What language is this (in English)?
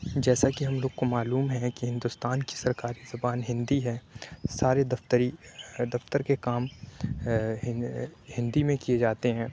Urdu